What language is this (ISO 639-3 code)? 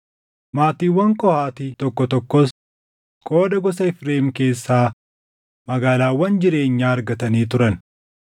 orm